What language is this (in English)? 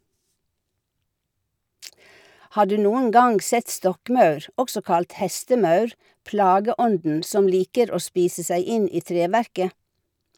Norwegian